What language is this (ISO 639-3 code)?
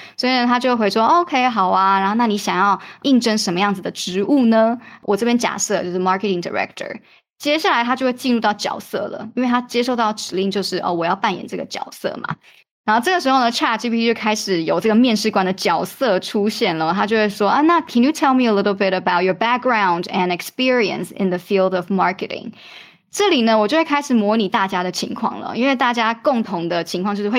zho